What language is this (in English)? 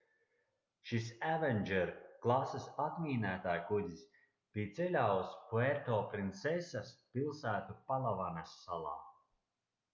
Latvian